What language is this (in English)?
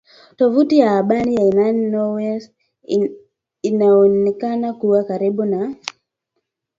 Swahili